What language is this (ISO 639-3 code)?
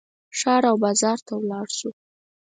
pus